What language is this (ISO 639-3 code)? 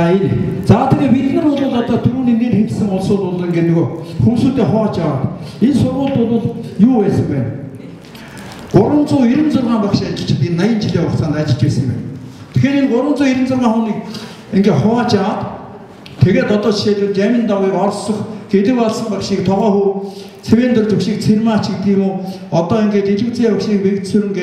kor